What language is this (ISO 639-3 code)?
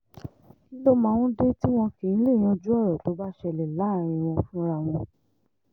yor